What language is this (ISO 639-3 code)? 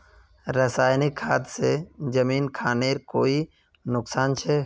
mag